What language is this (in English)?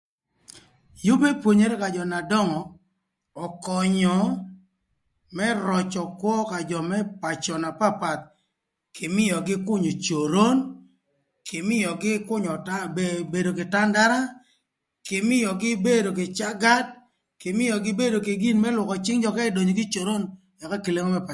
Thur